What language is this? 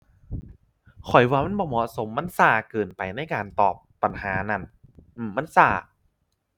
Thai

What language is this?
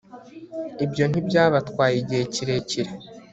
Kinyarwanda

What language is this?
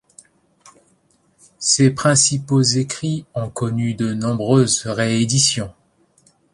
French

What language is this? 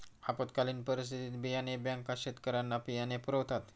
Marathi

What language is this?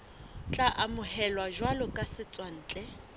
Southern Sotho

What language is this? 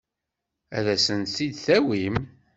Kabyle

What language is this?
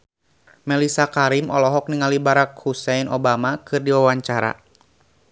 Sundanese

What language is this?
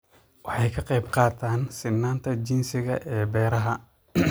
Somali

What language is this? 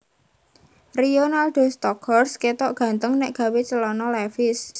Javanese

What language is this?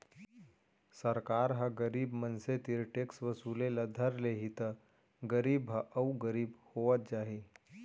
Chhattisgarhi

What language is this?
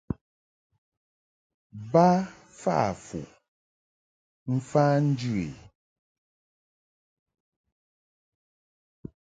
Mungaka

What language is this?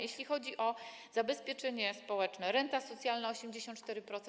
Polish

